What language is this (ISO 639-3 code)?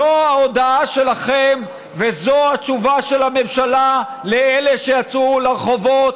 heb